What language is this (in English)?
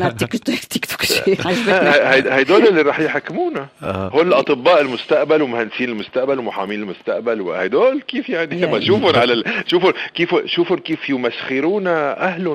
Arabic